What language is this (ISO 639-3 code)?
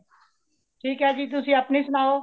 pan